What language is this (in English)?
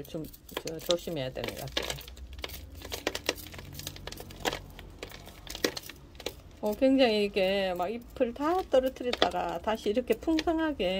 Korean